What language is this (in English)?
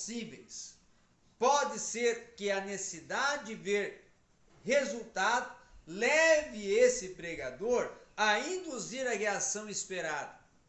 Portuguese